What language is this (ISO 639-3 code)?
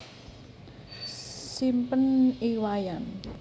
jav